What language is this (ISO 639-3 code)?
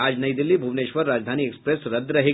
hin